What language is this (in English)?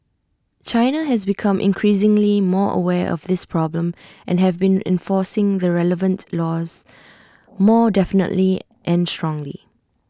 English